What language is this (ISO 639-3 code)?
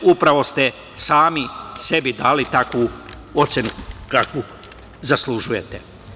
srp